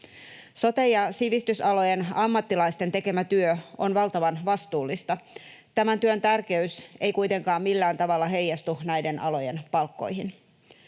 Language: Finnish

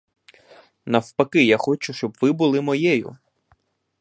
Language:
Ukrainian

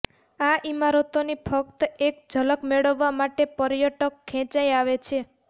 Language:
Gujarati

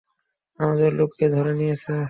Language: Bangla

